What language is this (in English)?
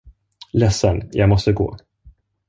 Swedish